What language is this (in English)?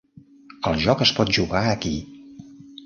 Catalan